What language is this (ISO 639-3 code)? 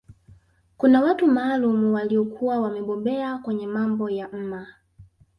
swa